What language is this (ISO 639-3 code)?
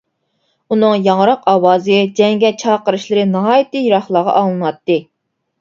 uig